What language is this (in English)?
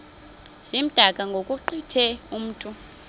Xhosa